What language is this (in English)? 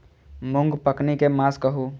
Maithili